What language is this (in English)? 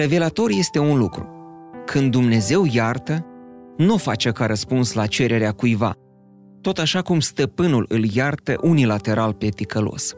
Romanian